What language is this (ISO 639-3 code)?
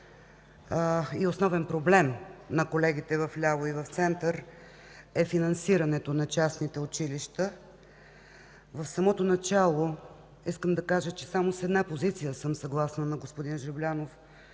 bul